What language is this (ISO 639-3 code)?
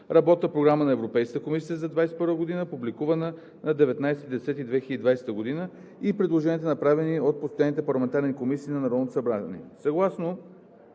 bul